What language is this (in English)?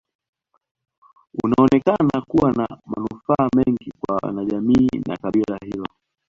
Swahili